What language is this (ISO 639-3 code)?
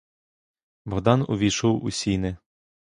ukr